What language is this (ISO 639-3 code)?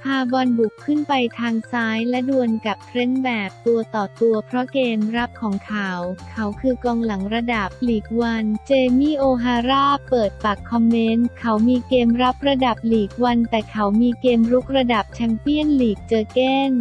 tha